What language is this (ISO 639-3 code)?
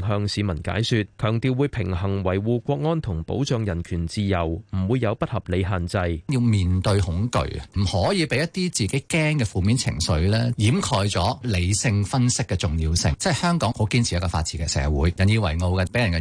zho